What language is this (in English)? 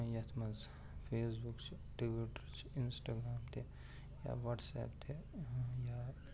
Kashmiri